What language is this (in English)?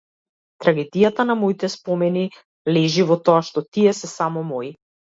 Macedonian